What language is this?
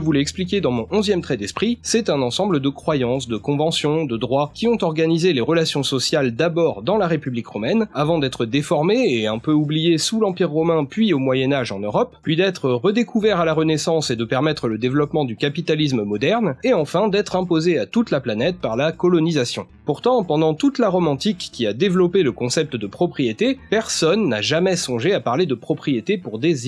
French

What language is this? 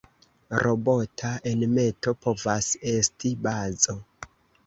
Esperanto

